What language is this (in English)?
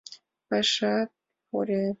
Mari